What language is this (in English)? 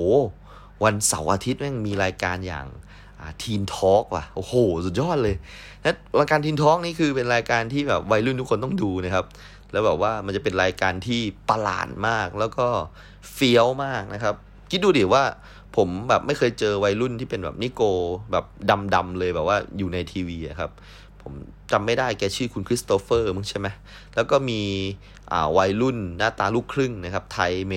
Thai